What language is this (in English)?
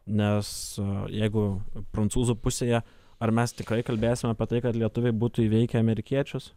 Lithuanian